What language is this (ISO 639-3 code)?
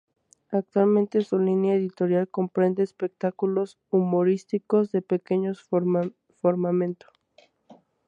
spa